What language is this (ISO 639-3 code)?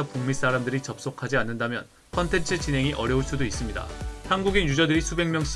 kor